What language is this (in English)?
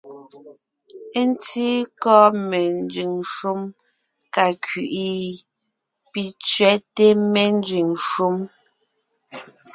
Ngiemboon